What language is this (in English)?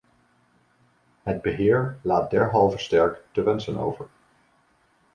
Dutch